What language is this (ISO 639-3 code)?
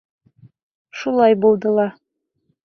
bak